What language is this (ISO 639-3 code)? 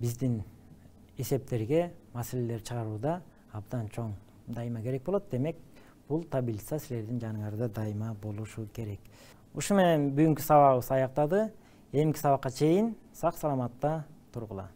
tur